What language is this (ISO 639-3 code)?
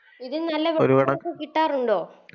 mal